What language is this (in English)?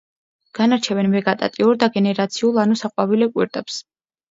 Georgian